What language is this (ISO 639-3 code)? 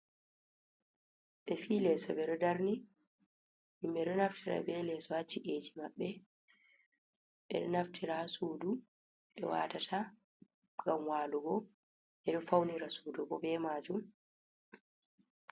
ful